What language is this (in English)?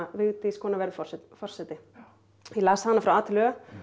Icelandic